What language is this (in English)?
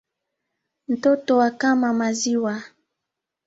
Swahili